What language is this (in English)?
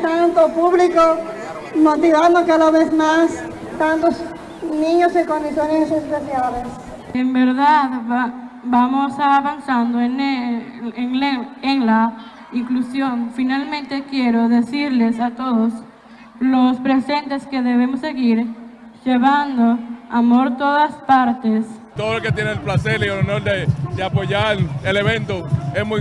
Spanish